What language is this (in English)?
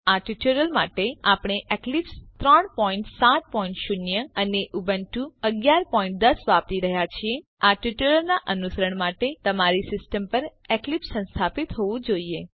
Gujarati